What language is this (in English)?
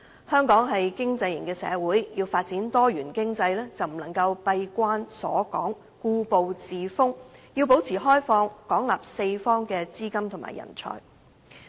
Cantonese